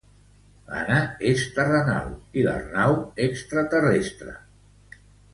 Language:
Catalan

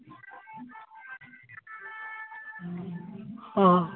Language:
Santali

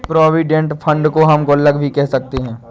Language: Hindi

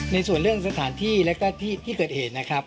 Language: Thai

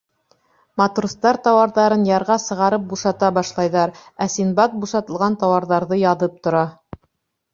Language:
Bashkir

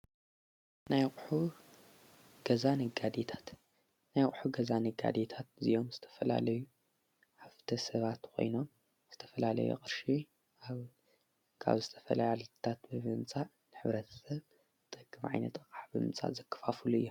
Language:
Tigrinya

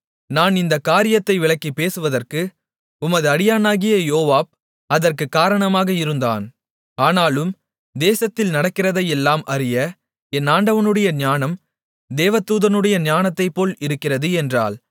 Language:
Tamil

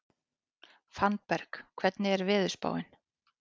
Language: Icelandic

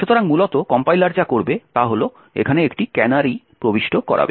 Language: Bangla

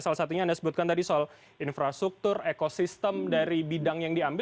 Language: Indonesian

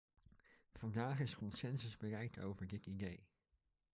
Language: Dutch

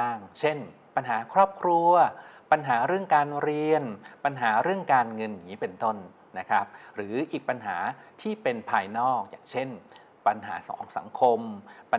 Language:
Thai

